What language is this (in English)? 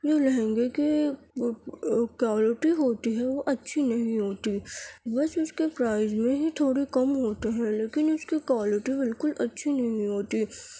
Urdu